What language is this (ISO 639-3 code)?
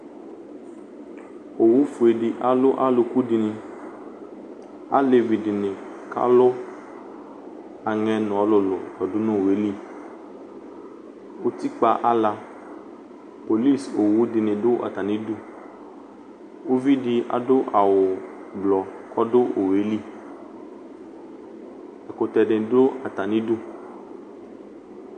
kpo